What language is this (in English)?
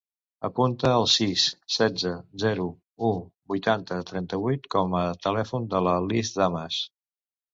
Catalan